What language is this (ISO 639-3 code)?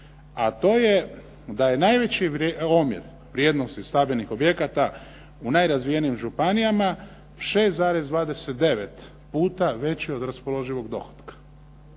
hrv